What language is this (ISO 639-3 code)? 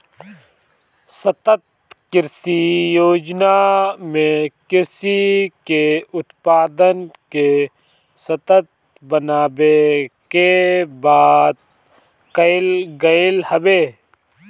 bho